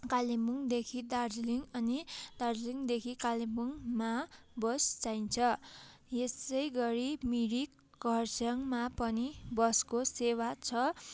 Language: Nepali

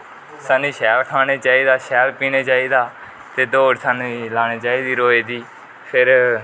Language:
Dogri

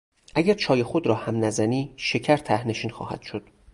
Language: Persian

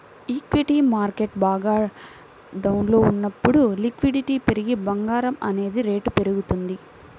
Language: Telugu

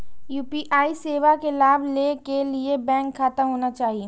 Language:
Maithili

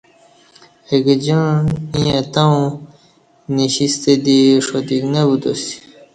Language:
Kati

